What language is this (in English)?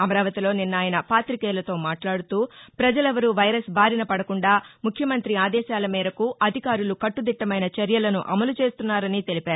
Telugu